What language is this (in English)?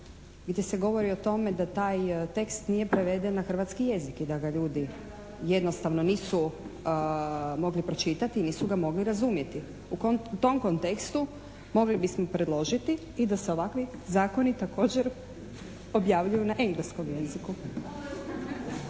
Croatian